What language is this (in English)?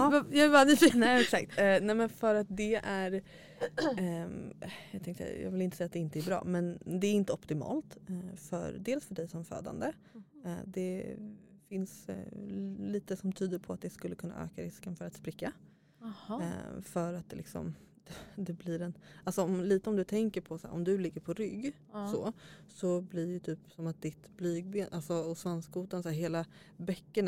Swedish